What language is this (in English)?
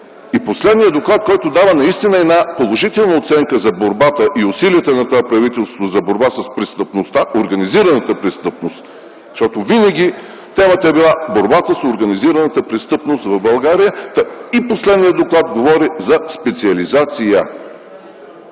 Bulgarian